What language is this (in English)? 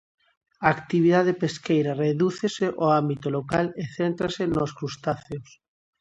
Galician